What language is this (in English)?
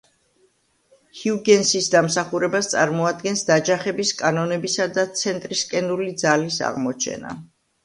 Georgian